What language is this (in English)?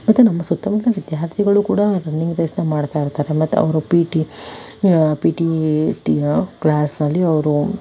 Kannada